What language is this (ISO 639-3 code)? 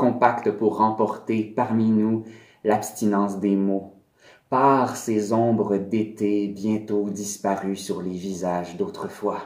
fra